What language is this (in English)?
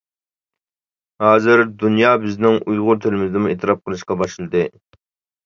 Uyghur